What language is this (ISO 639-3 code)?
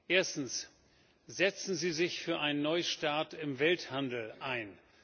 deu